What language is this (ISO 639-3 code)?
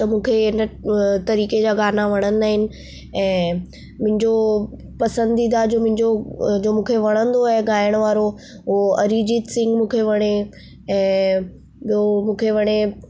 snd